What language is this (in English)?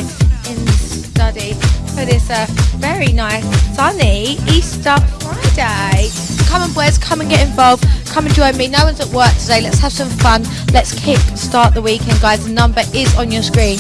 English